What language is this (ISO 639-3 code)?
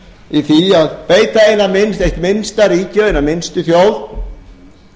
isl